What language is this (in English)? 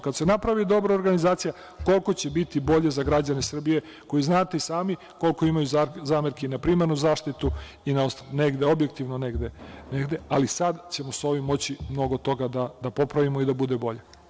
Serbian